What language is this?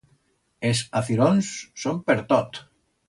Aragonese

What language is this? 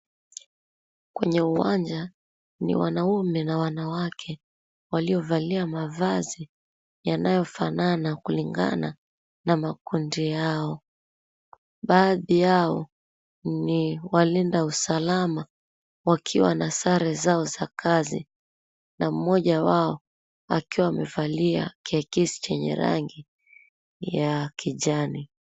Swahili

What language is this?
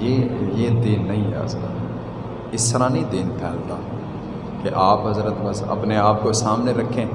Urdu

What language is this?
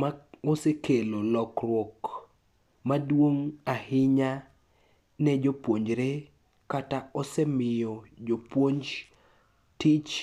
Luo (Kenya and Tanzania)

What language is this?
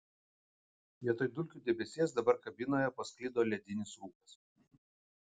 Lithuanian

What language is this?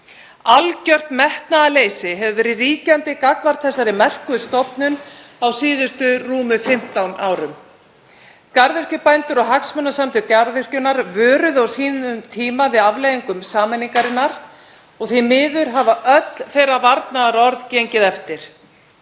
Icelandic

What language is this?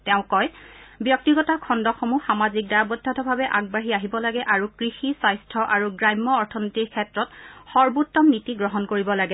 Assamese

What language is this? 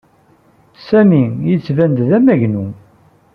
Kabyle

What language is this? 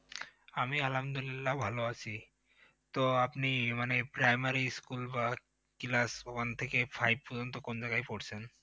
Bangla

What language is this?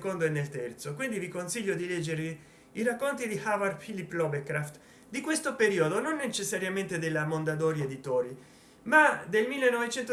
Italian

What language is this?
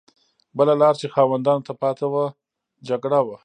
Pashto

